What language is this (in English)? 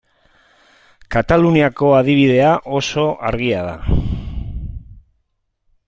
Basque